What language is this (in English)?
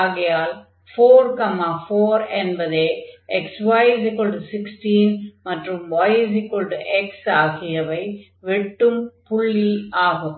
Tamil